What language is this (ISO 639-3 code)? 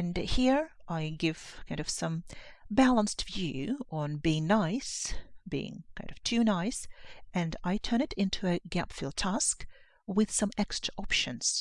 eng